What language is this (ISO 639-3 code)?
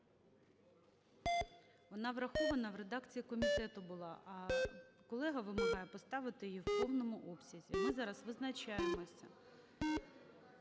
ukr